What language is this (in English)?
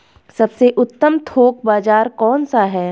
Hindi